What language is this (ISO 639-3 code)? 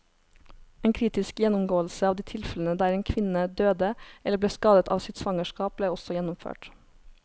nor